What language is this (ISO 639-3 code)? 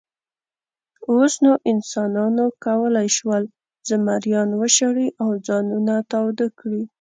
pus